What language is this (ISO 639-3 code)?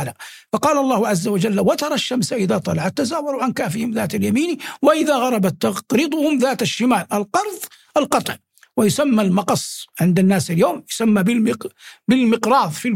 ara